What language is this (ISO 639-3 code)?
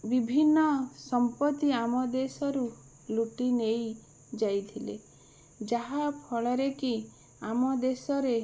ori